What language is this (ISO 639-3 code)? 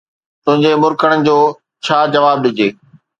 snd